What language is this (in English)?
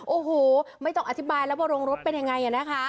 Thai